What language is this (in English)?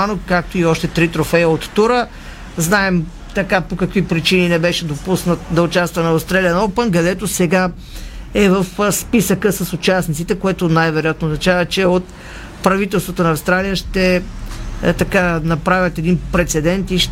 Bulgarian